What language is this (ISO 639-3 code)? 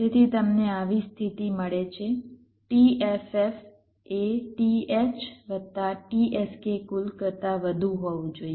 guj